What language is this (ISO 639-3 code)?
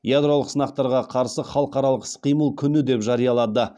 kaz